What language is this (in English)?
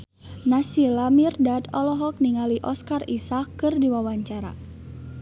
Sundanese